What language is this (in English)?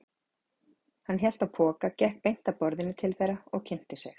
Icelandic